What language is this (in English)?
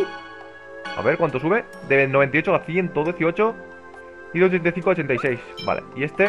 Spanish